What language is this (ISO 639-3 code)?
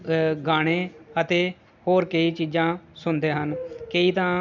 pan